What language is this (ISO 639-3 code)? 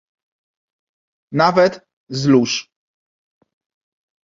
pol